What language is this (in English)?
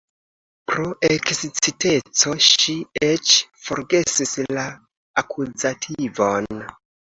Esperanto